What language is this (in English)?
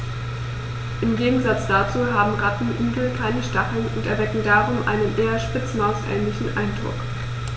German